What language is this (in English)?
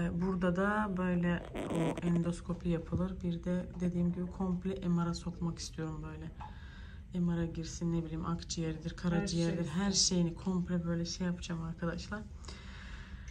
Turkish